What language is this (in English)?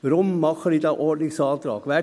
Swiss German